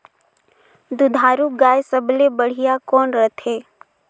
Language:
Chhattisgarhi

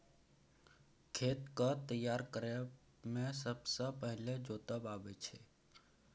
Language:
Maithili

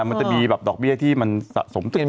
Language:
Thai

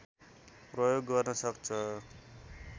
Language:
Nepali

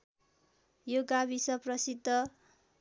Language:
Nepali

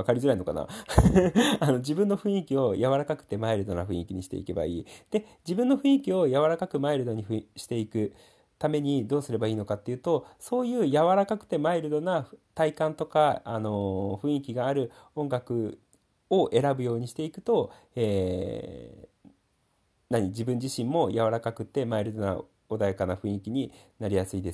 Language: Japanese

